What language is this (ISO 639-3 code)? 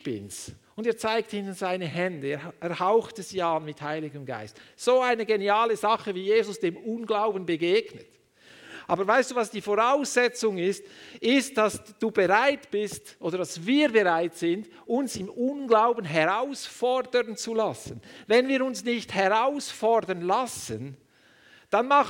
deu